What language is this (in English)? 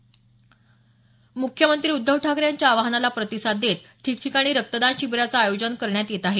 Marathi